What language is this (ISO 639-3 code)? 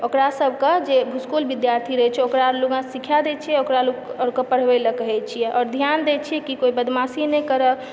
mai